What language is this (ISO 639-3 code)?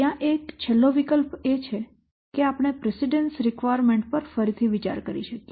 guj